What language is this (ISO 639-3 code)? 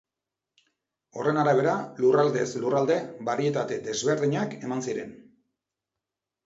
eus